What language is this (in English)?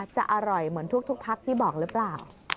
Thai